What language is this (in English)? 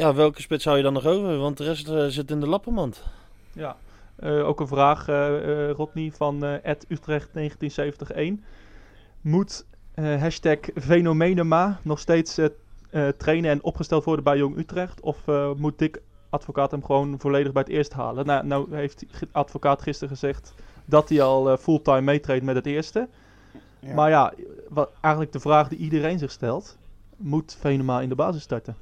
Dutch